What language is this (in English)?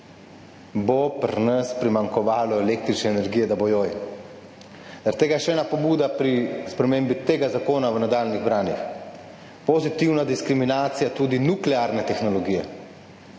Slovenian